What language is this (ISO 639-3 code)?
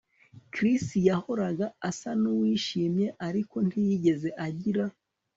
kin